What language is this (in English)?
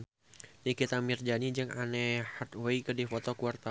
Sundanese